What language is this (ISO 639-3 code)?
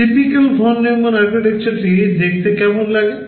ben